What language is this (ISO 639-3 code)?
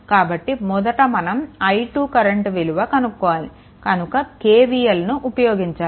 tel